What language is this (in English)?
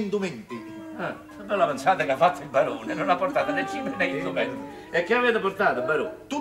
Italian